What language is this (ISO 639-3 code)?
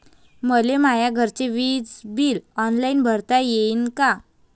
mar